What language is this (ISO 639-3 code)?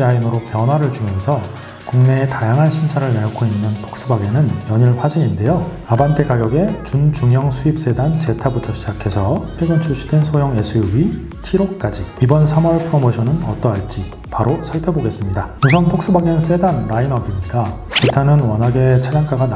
kor